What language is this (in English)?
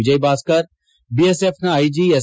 Kannada